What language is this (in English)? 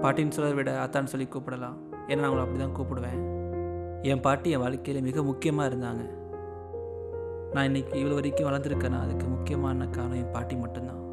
Tamil